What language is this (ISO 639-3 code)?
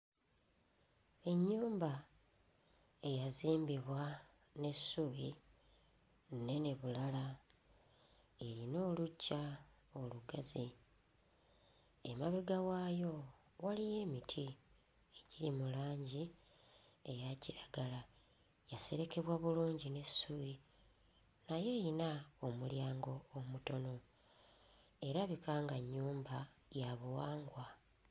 lug